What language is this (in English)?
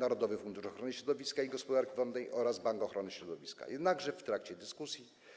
Polish